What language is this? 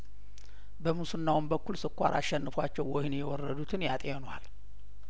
Amharic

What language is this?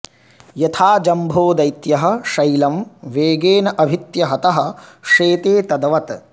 Sanskrit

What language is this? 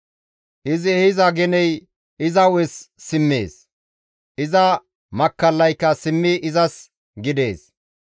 Gamo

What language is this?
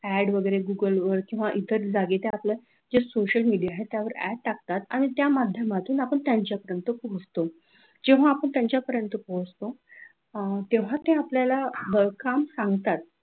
Marathi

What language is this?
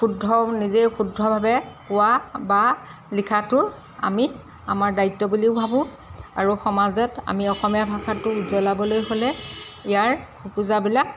Assamese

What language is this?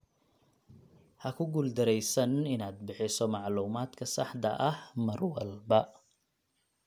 Somali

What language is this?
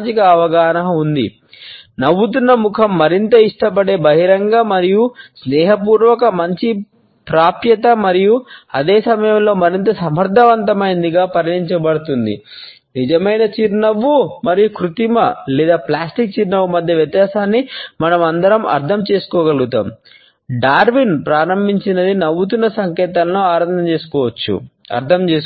Telugu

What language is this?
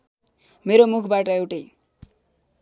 Nepali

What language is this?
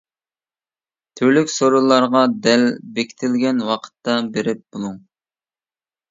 Uyghur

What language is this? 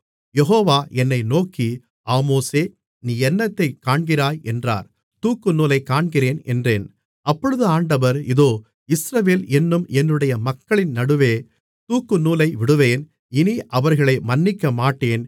Tamil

